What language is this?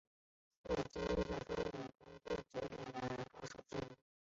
Chinese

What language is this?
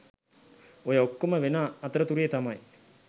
Sinhala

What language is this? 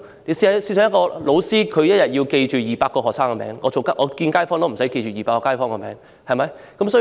Cantonese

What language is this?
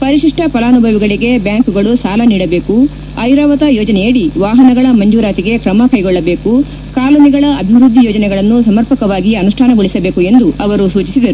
Kannada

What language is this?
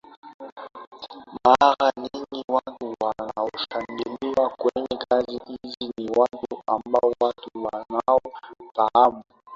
Swahili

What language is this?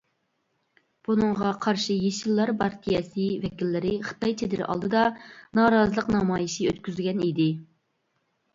Uyghur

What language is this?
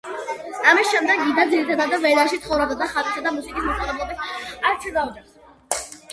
Georgian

